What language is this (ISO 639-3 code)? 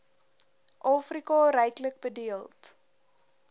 afr